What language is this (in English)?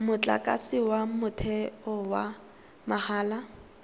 Tswana